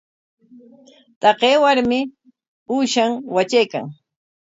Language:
Corongo Ancash Quechua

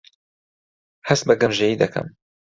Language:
Central Kurdish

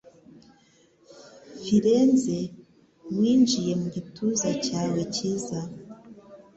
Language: Kinyarwanda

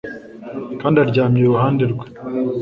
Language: Kinyarwanda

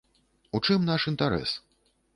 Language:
Belarusian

